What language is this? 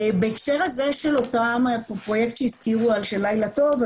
Hebrew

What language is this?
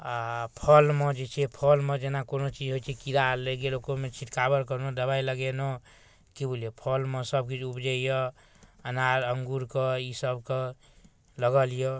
Maithili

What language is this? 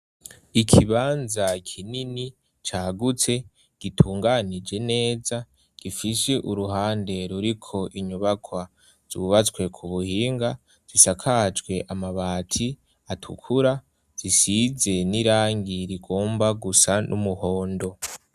Rundi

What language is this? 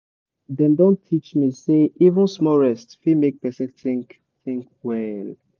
Nigerian Pidgin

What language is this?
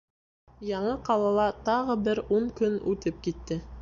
Bashkir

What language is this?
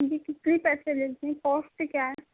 Urdu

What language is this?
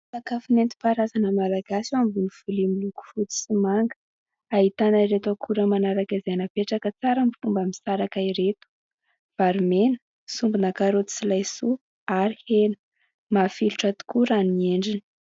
Malagasy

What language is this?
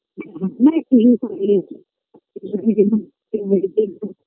Bangla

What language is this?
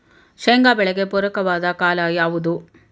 Kannada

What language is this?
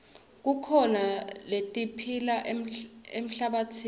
Swati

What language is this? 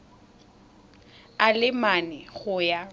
Tswana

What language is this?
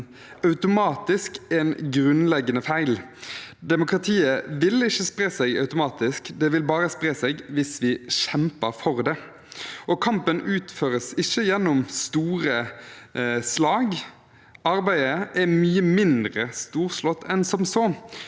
Norwegian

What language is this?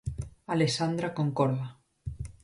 Galician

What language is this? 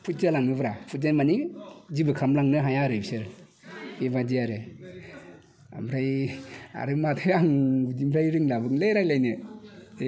Bodo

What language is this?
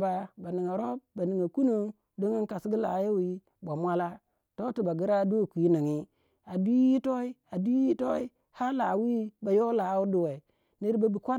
Waja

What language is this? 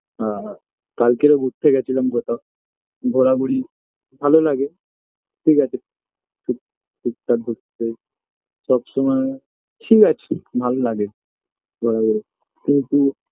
Bangla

